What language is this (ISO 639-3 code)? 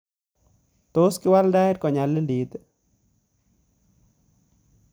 kln